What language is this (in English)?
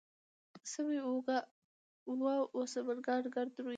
Pashto